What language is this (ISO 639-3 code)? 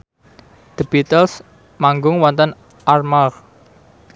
jav